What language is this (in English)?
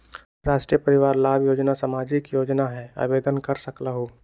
Magahi